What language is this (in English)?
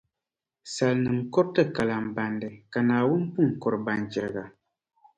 Dagbani